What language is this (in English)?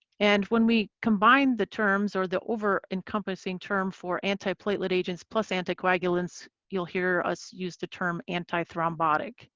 English